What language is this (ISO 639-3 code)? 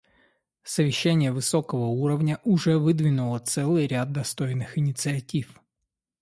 rus